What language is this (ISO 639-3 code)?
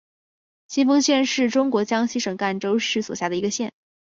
zho